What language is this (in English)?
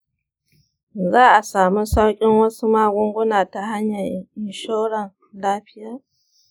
Hausa